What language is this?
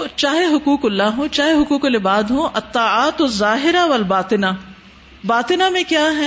Urdu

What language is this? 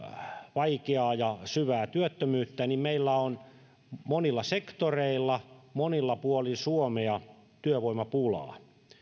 Finnish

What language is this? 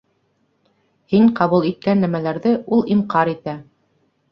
Bashkir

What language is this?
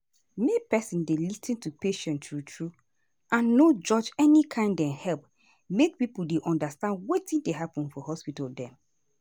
Nigerian Pidgin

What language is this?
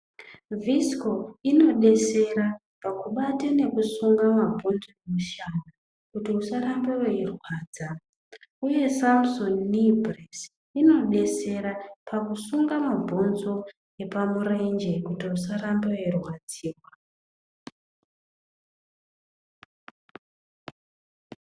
Ndau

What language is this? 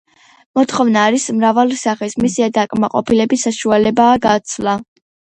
Georgian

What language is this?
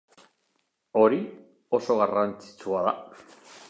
Basque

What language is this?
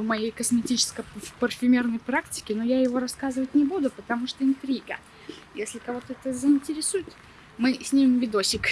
Russian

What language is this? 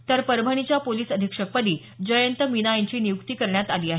Marathi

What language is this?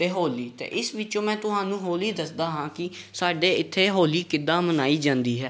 Punjabi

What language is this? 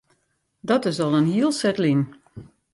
Western Frisian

